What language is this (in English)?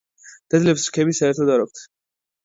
Georgian